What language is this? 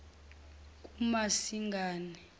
Zulu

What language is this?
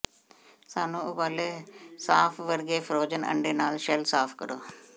Punjabi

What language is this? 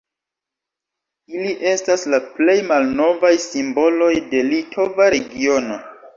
Esperanto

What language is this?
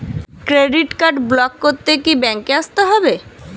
Bangla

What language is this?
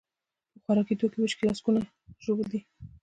Pashto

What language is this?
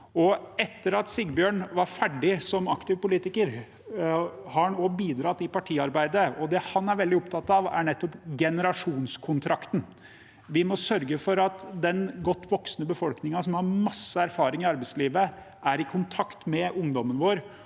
Norwegian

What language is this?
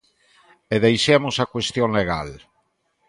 Galician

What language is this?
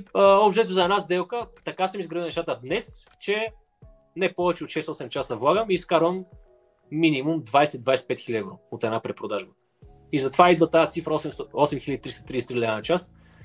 Bulgarian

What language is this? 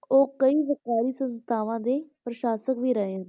Punjabi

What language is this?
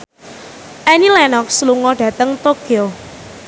Javanese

